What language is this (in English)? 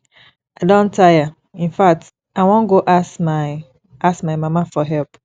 Nigerian Pidgin